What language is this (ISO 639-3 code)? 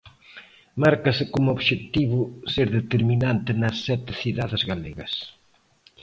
glg